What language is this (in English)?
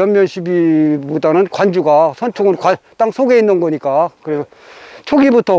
Korean